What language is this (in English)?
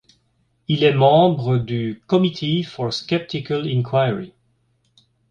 French